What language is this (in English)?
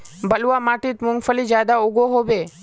Magahi